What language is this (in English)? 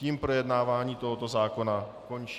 Czech